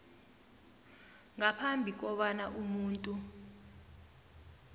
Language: South Ndebele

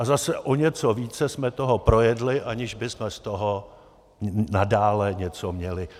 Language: Czech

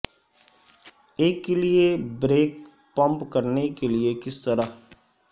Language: Urdu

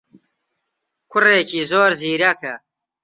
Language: Central Kurdish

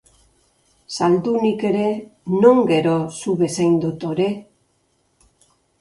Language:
Basque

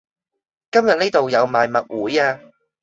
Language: Cantonese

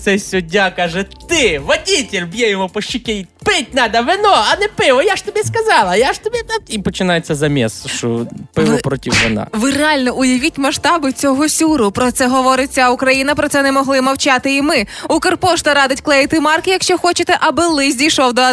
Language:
Ukrainian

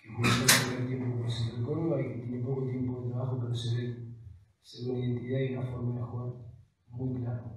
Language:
Spanish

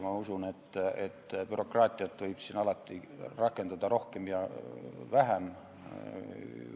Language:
Estonian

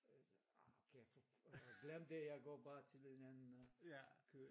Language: Danish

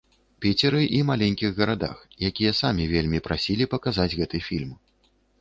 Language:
Belarusian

